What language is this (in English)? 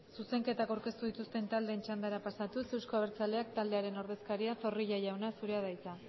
Basque